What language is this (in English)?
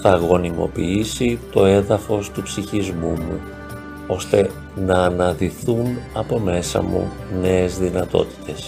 Greek